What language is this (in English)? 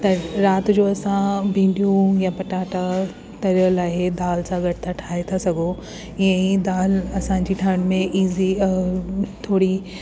Sindhi